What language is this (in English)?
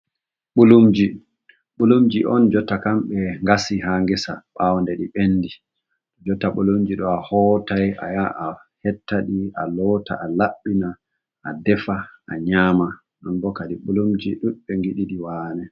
Fula